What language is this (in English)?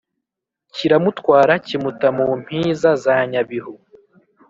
Kinyarwanda